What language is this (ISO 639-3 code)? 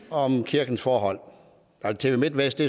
dan